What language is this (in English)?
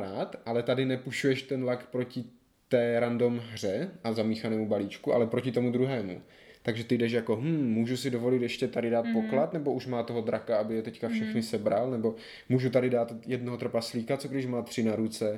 Czech